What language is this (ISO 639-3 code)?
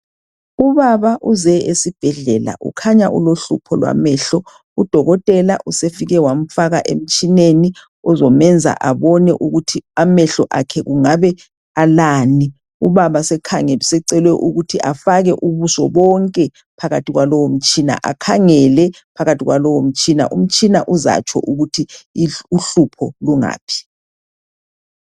nde